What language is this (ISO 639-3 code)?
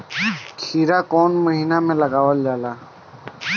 bho